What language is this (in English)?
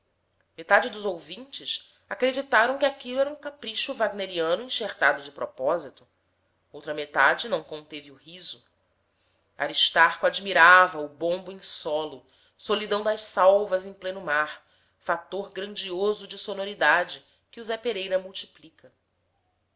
Portuguese